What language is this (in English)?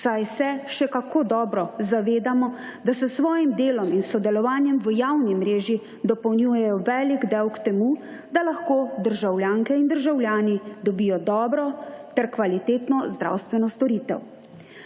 Slovenian